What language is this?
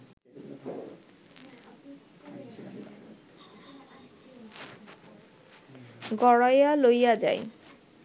Bangla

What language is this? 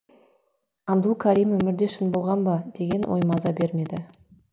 Kazakh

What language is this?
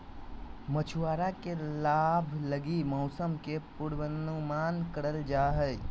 Magahi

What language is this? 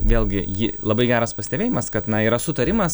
Lithuanian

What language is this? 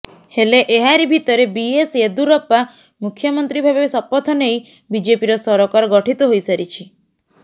Odia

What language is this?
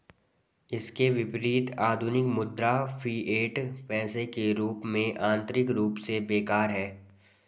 Hindi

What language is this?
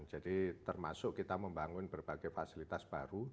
Indonesian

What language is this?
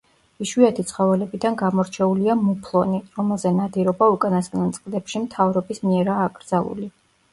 Georgian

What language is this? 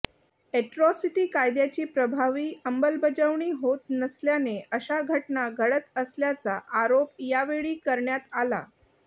Marathi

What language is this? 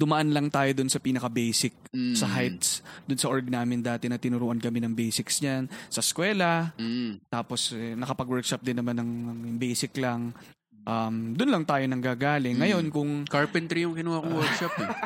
Filipino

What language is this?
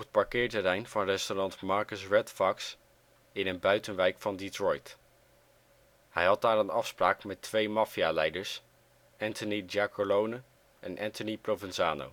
Dutch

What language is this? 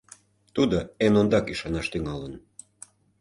Mari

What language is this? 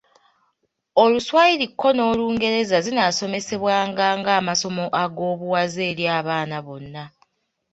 Ganda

